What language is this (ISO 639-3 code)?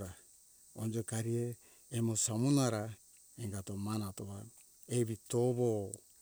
hkk